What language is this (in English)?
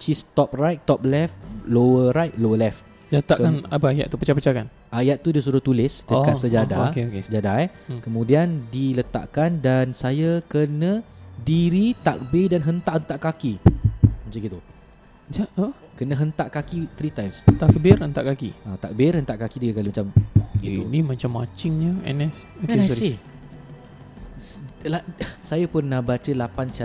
Malay